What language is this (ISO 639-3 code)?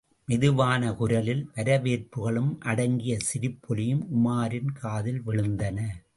tam